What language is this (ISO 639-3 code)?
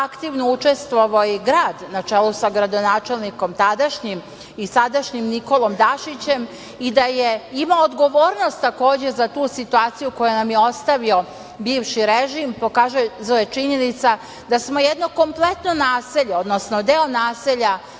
srp